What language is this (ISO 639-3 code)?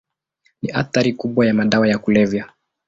swa